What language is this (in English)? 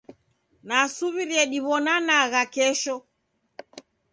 Taita